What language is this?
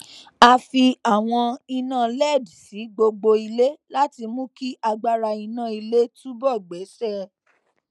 Yoruba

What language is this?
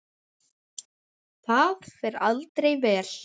Icelandic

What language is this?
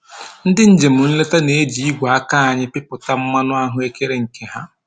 Igbo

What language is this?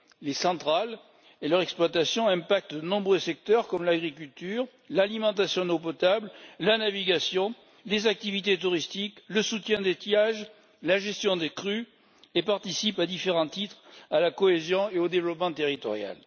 French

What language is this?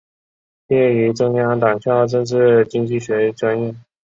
Chinese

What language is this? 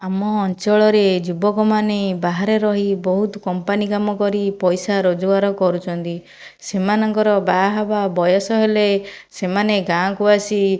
Odia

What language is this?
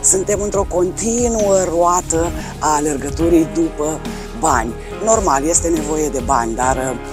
Romanian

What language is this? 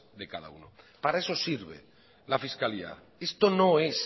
Spanish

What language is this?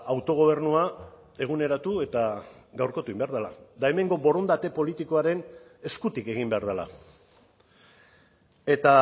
Basque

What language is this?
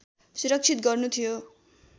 Nepali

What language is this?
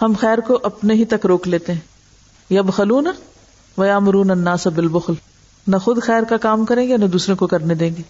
Urdu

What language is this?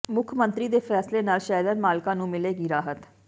Punjabi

